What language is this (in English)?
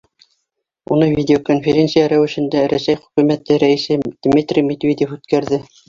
Bashkir